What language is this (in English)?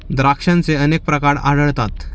Marathi